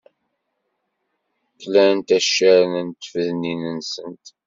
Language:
Kabyle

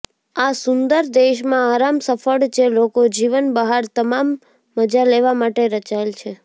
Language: Gujarati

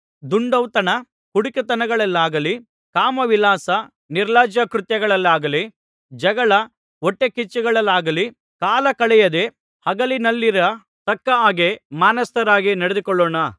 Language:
Kannada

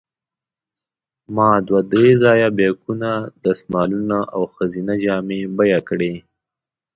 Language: Pashto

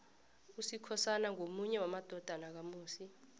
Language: South Ndebele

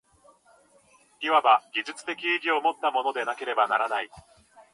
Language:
Japanese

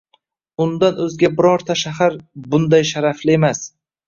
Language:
Uzbek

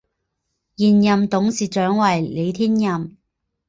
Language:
Chinese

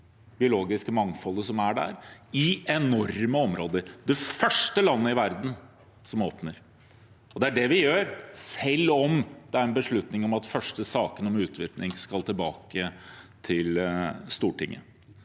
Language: Norwegian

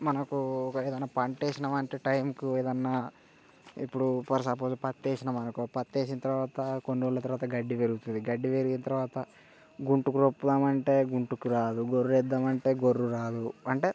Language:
Telugu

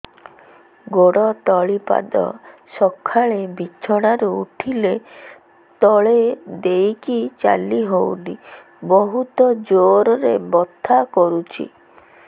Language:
Odia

